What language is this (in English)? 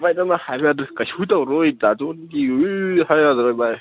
Manipuri